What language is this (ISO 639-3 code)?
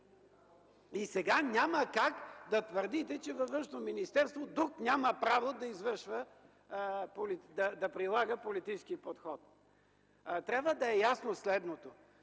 bul